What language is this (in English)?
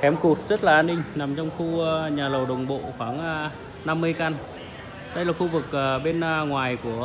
Vietnamese